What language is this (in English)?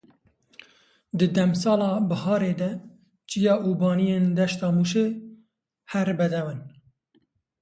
Kurdish